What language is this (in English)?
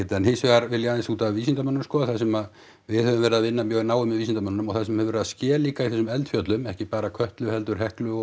Icelandic